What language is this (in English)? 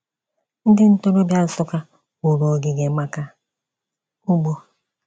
Igbo